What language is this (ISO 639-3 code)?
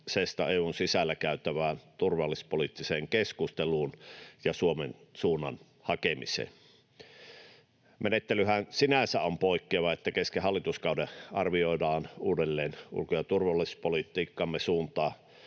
fin